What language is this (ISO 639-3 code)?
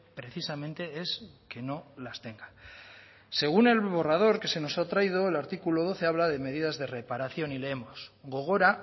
spa